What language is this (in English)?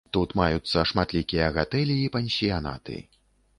Belarusian